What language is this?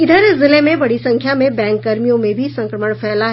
Hindi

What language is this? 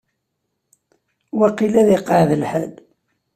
Kabyle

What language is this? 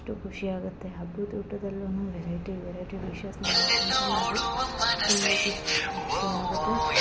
Kannada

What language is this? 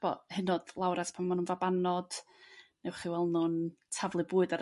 Welsh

